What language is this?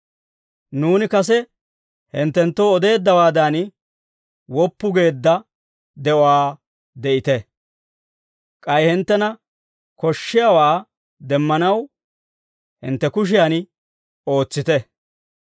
Dawro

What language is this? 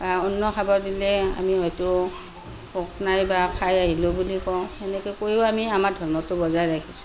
Assamese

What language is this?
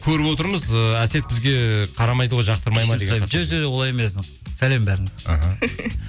Kazakh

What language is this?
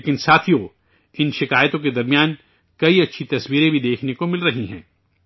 Urdu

